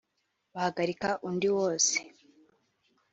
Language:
Kinyarwanda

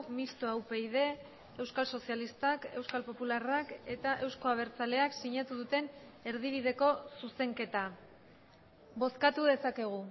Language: Basque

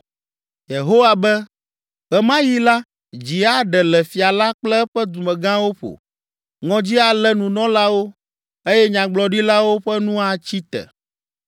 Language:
Ewe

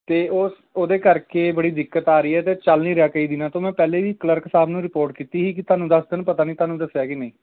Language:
Punjabi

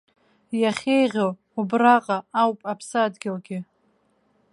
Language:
Abkhazian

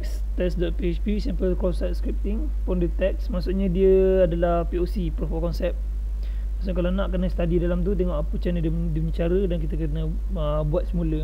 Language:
Malay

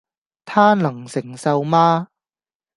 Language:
Cantonese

